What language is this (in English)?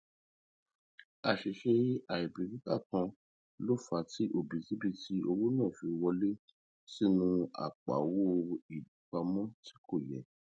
Yoruba